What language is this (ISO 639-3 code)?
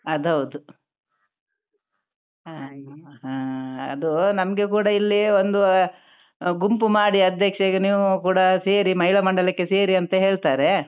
kan